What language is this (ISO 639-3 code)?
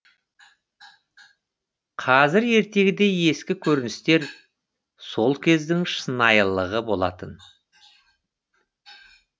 kaz